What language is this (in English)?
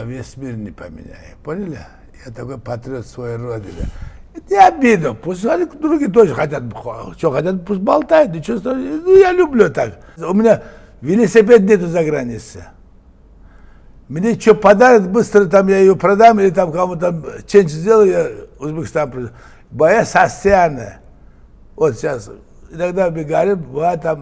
Russian